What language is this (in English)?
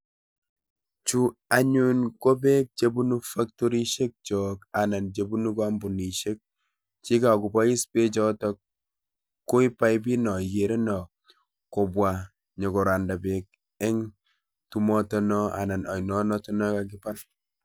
Kalenjin